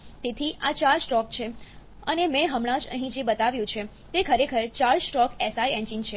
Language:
Gujarati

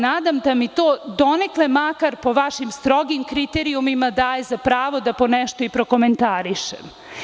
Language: Serbian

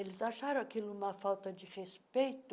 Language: Portuguese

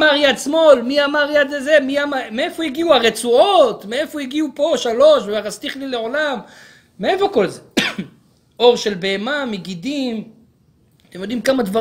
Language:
Hebrew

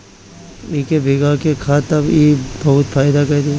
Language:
Bhojpuri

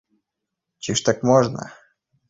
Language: Belarusian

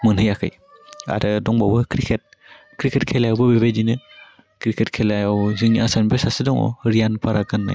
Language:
Bodo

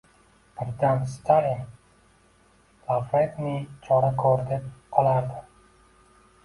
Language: Uzbek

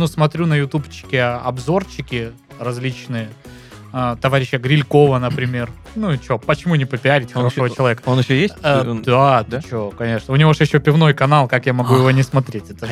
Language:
Russian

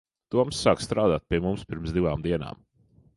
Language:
Latvian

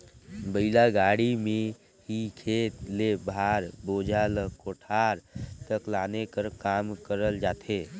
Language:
Chhattisgarhi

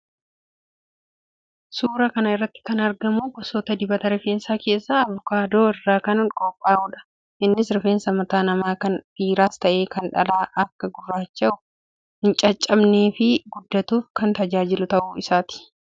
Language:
Oromo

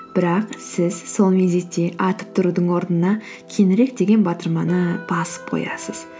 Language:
Kazakh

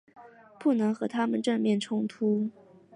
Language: Chinese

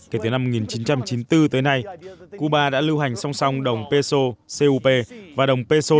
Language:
Vietnamese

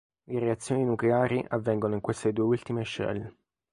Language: Italian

